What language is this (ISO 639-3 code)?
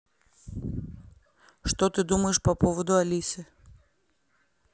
rus